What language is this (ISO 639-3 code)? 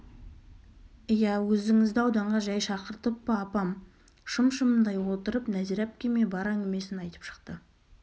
kaz